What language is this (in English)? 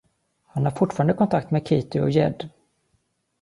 Swedish